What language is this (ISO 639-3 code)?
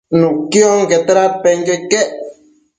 mcf